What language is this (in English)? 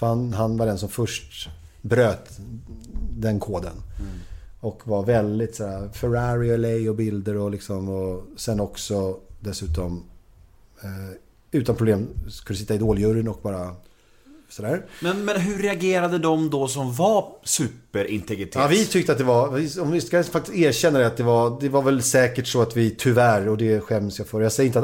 Swedish